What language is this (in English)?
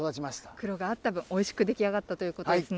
Japanese